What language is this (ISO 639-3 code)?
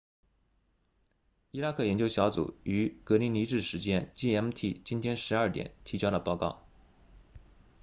zho